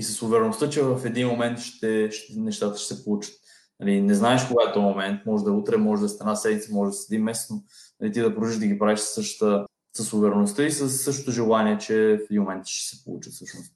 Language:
Bulgarian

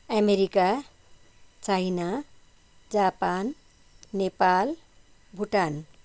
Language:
Nepali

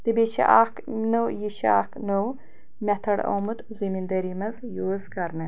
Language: Kashmiri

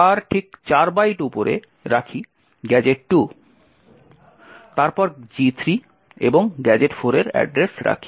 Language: Bangla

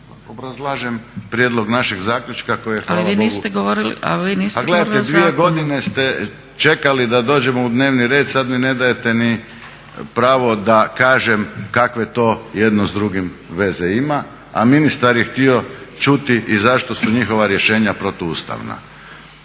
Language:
Croatian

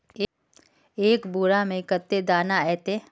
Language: Magahi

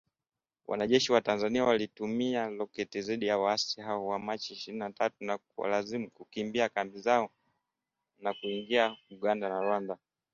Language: Swahili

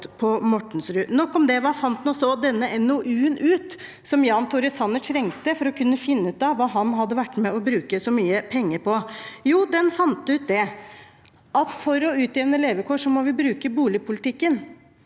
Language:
Norwegian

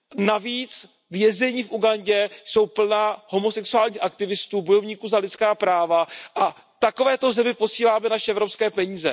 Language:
Czech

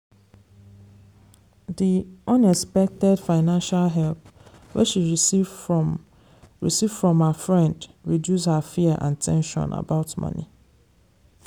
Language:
Nigerian Pidgin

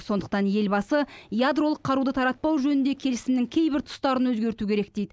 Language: Kazakh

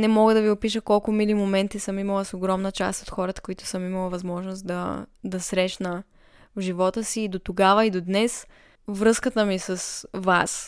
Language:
Bulgarian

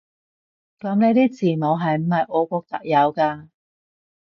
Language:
Cantonese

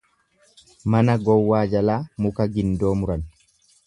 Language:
Oromo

